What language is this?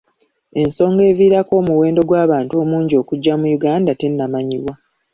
Ganda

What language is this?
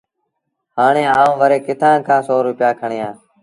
Sindhi Bhil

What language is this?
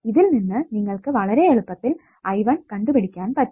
Malayalam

